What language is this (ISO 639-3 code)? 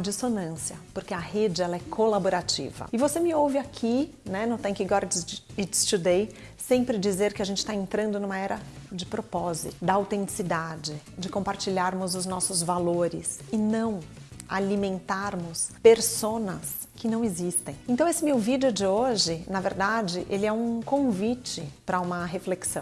por